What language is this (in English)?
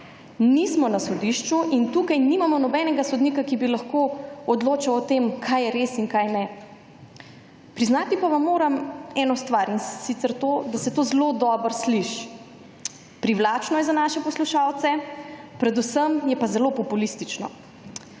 Slovenian